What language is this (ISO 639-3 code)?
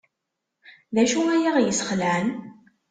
kab